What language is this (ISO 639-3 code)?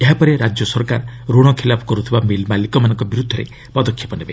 ori